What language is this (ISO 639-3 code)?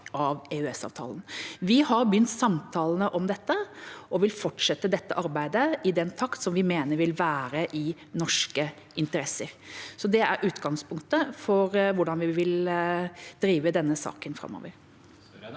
nor